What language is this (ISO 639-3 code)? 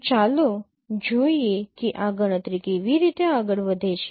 guj